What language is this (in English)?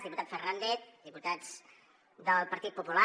Catalan